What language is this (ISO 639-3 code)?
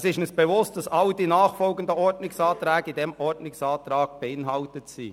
gsw